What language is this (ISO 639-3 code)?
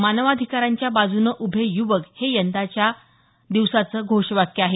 mar